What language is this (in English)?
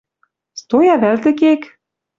Western Mari